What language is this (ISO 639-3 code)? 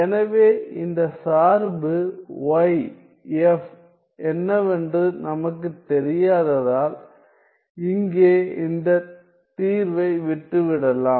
tam